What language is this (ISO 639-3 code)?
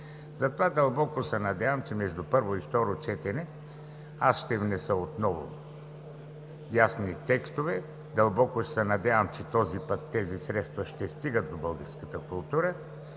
bul